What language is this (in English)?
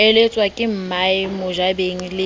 Southern Sotho